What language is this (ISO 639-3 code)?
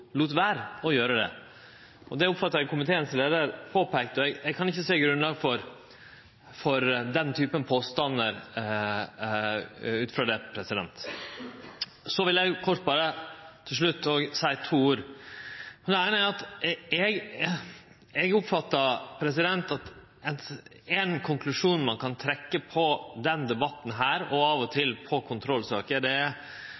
nno